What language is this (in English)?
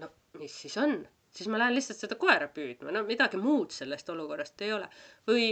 Finnish